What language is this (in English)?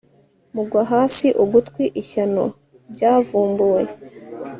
Kinyarwanda